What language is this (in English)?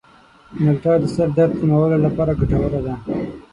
Pashto